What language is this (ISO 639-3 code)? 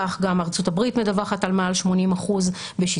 heb